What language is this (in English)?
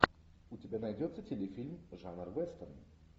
Russian